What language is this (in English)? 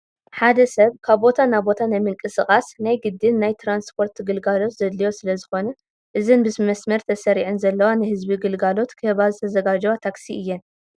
Tigrinya